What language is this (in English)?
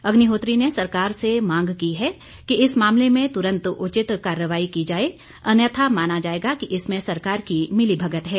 Hindi